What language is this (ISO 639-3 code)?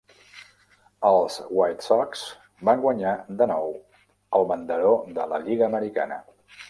cat